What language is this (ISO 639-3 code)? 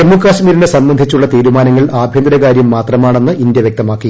mal